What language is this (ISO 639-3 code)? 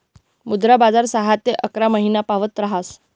mar